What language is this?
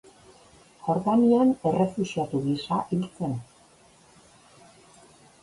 Basque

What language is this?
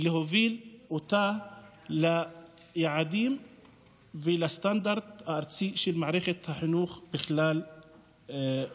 Hebrew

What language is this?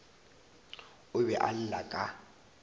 Northern Sotho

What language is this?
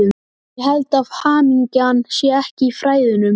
Icelandic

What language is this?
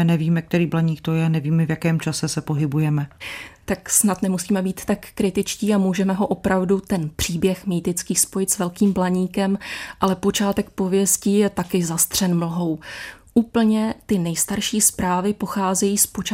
Czech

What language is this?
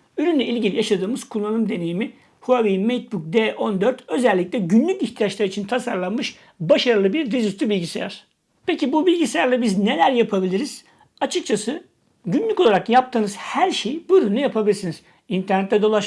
Turkish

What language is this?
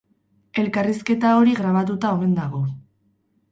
Basque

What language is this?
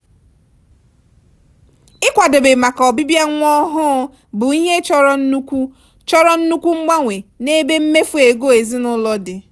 Igbo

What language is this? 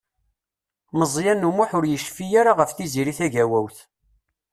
Kabyle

